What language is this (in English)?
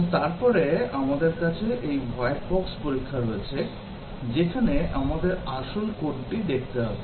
Bangla